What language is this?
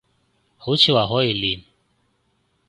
Cantonese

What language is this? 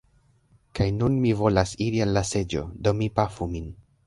Esperanto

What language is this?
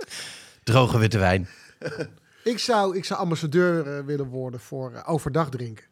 Dutch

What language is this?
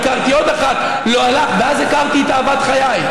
Hebrew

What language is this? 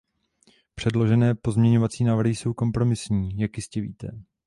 Czech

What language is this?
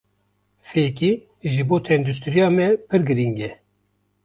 Kurdish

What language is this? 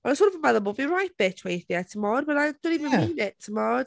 Welsh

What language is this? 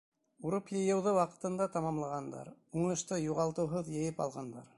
Bashkir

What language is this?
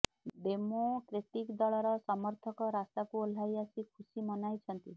Odia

